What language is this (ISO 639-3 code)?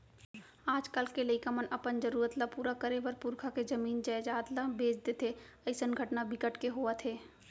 hne